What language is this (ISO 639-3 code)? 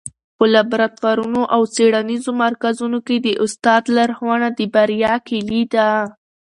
pus